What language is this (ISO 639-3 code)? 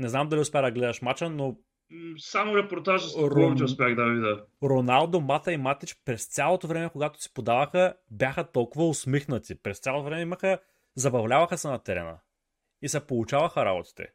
bul